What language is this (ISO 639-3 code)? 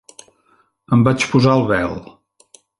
cat